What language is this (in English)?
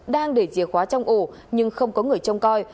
Vietnamese